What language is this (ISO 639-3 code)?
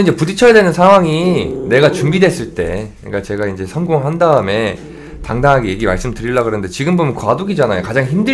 kor